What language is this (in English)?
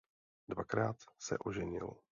Czech